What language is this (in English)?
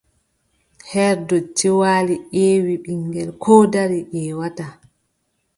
Adamawa Fulfulde